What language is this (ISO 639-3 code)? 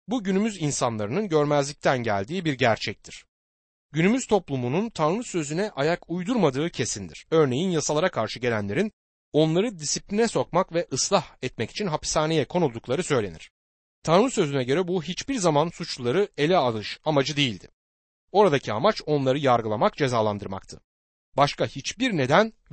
tur